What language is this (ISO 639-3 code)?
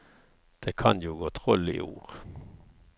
nor